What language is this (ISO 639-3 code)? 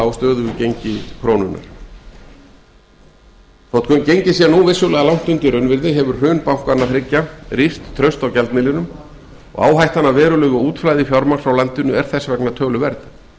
isl